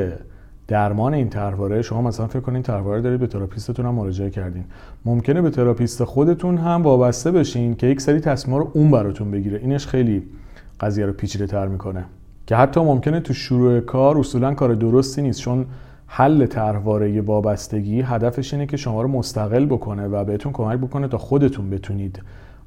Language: Persian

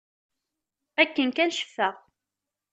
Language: Kabyle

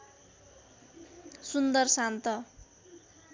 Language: Nepali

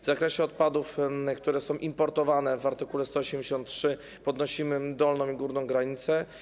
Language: Polish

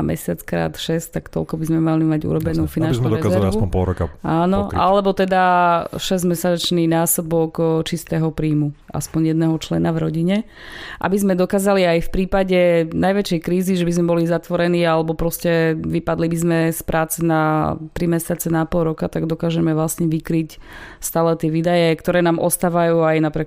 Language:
Slovak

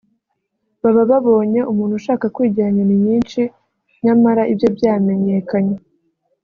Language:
Kinyarwanda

